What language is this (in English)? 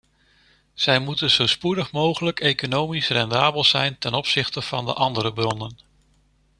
Dutch